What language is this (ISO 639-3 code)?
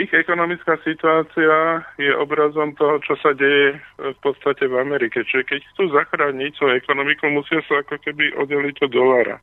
slk